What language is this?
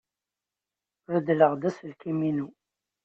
Kabyle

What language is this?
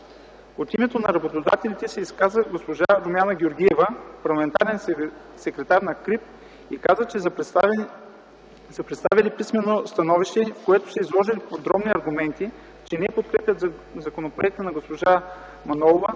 Bulgarian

